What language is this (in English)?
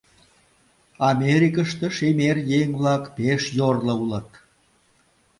Mari